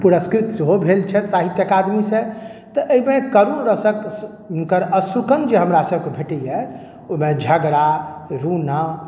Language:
Maithili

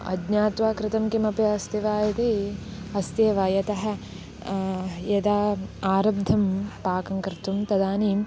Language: Sanskrit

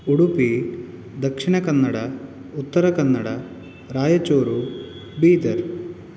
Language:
Sanskrit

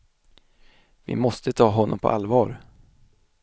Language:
Swedish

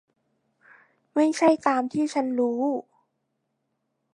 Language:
Thai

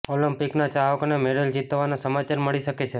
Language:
Gujarati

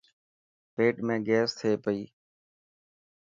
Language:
Dhatki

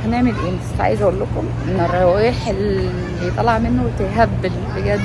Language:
Arabic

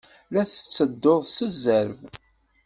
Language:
Kabyle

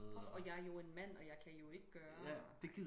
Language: Danish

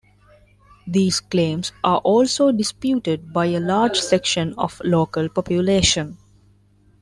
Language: English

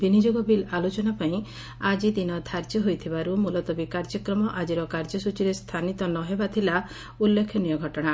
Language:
Odia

